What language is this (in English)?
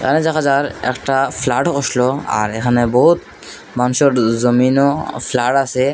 Bangla